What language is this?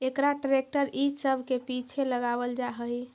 Magahi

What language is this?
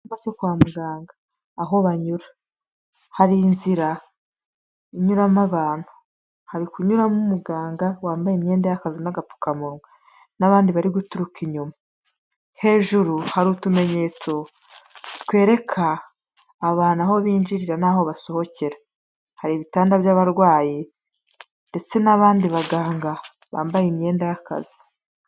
Kinyarwanda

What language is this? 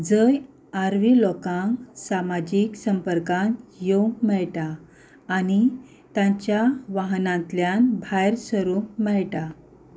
Konkani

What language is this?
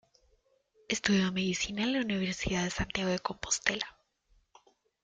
Spanish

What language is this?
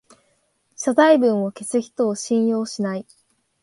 Japanese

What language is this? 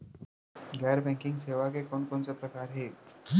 Chhattisgarhi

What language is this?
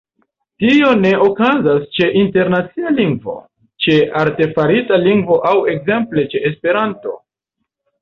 Esperanto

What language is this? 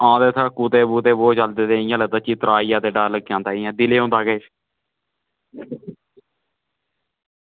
Dogri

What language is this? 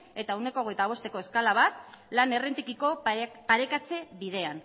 Basque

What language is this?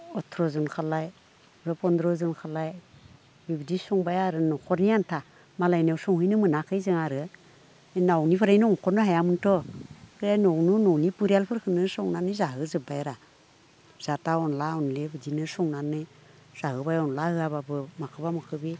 Bodo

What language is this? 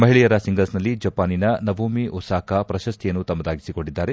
Kannada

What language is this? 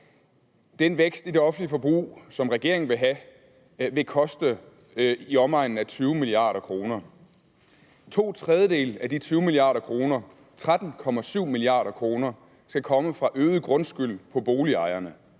Danish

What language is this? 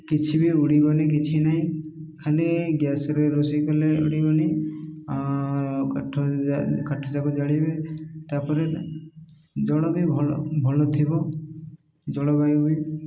Odia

